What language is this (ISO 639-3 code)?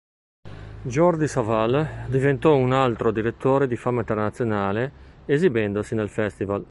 ita